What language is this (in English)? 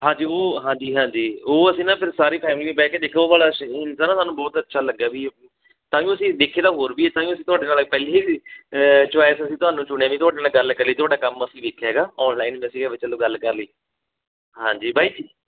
Punjabi